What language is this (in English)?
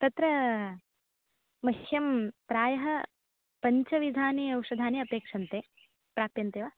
Sanskrit